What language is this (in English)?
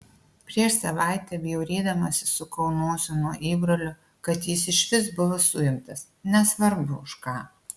Lithuanian